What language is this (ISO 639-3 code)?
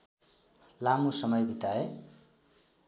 nep